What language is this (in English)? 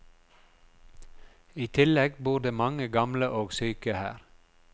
Norwegian